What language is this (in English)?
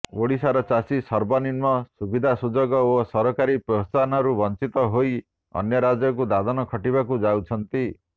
Odia